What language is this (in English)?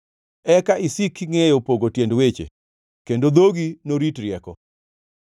Luo (Kenya and Tanzania)